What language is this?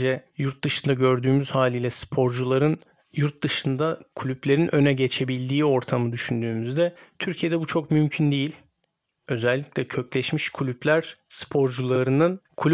Turkish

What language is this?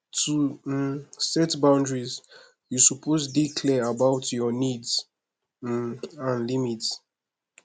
Nigerian Pidgin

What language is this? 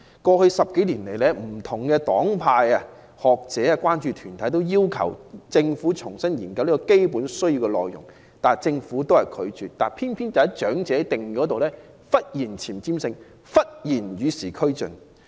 Cantonese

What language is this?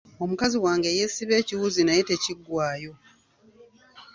Ganda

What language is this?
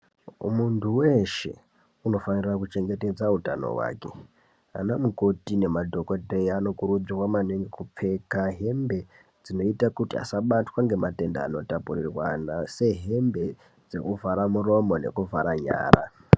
Ndau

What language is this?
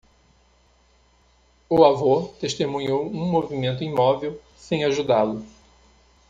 Portuguese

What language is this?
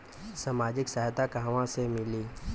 Bhojpuri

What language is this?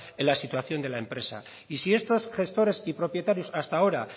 Spanish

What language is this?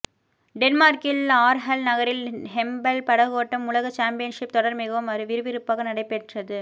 Tamil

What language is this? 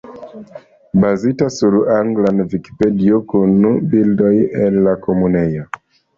Esperanto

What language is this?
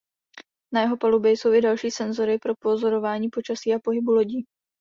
Czech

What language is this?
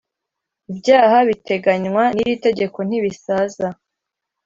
Kinyarwanda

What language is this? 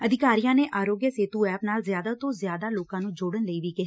Punjabi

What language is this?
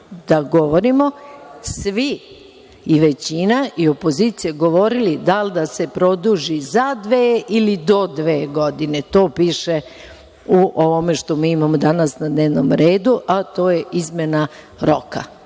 Serbian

